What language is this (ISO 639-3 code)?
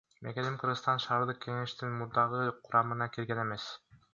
kir